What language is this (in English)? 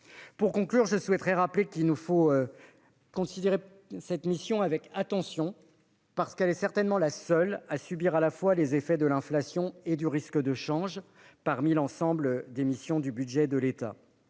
French